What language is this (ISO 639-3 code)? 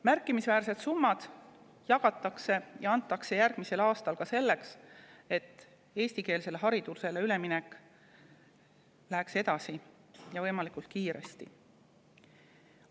est